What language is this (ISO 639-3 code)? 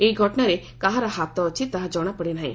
ori